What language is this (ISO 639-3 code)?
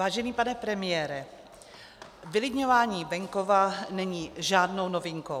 ces